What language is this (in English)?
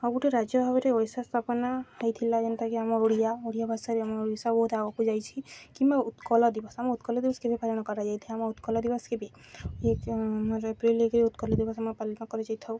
Odia